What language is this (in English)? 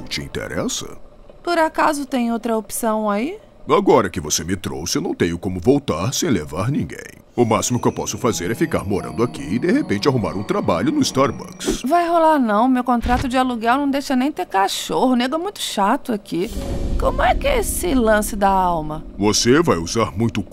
Portuguese